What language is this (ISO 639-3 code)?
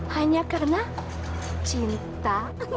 ind